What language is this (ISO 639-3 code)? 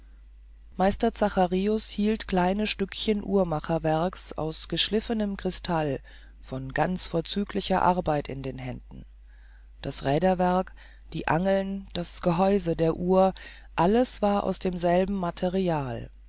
deu